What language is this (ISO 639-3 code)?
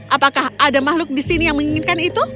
ind